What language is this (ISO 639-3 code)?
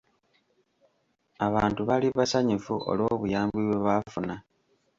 lug